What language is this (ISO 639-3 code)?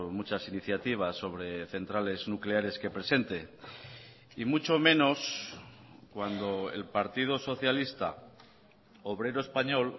spa